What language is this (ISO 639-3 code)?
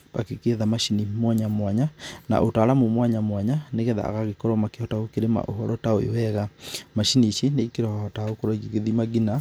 kik